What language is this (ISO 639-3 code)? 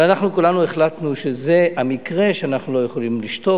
heb